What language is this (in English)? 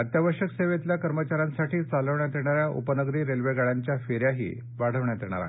Marathi